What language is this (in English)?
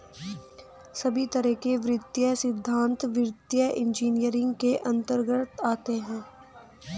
Hindi